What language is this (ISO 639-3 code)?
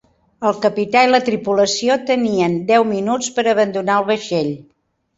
cat